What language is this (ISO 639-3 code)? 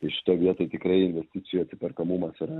lit